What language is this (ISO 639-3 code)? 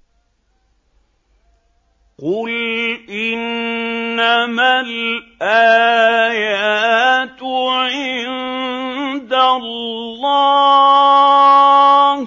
ara